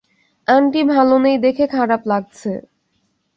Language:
Bangla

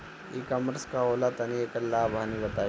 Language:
Bhojpuri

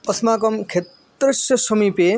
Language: Sanskrit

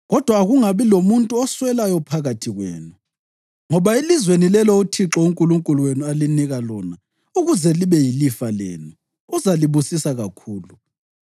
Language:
North Ndebele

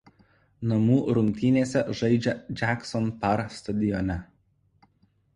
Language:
Lithuanian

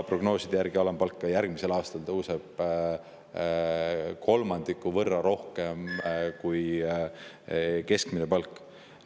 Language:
Estonian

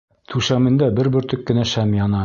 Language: Bashkir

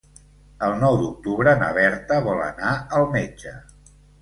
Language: Catalan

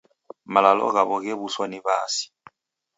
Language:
Taita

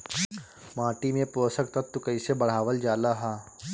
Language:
Bhojpuri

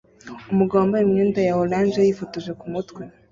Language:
Kinyarwanda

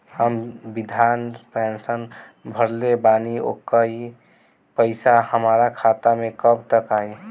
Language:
Bhojpuri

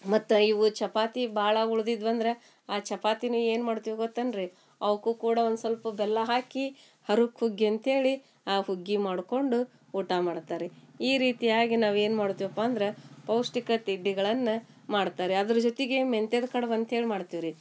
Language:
Kannada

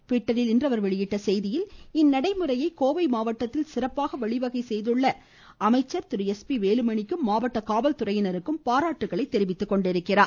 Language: Tamil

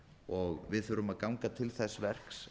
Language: Icelandic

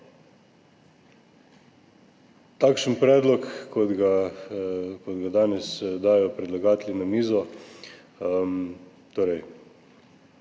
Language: Slovenian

